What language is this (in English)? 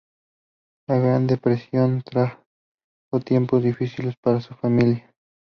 Spanish